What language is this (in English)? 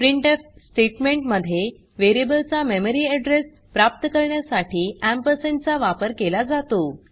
Marathi